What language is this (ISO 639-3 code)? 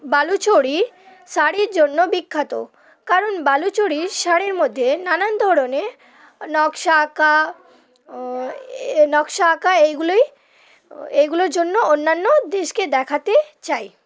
ben